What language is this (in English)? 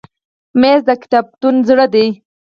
Pashto